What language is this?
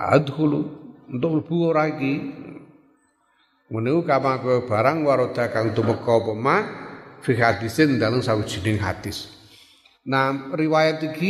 Indonesian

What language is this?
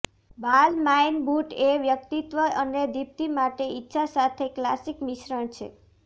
Gujarati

